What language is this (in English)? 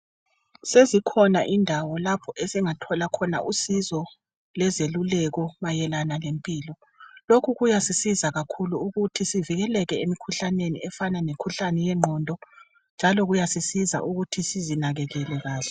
North Ndebele